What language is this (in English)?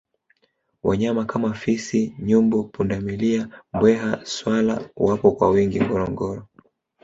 Swahili